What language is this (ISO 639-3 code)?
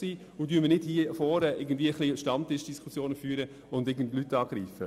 gsw